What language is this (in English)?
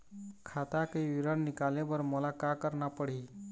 Chhattisgarhi